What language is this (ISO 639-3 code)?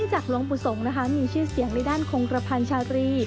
tha